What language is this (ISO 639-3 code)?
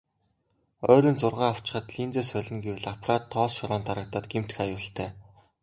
mon